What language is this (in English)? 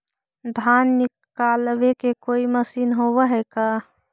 Magahi